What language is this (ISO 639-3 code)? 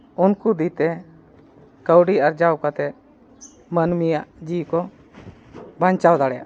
sat